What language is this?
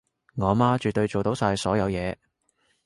Cantonese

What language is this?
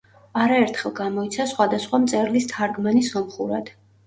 Georgian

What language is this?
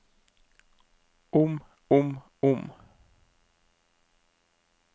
Norwegian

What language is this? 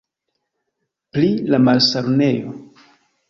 Esperanto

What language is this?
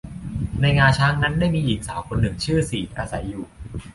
Thai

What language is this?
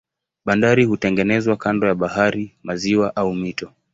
Swahili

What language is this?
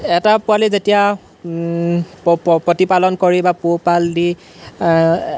Assamese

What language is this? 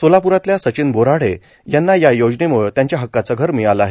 Marathi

